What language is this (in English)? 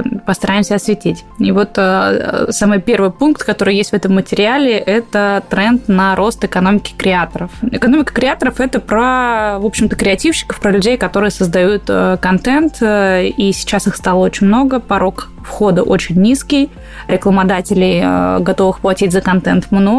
Russian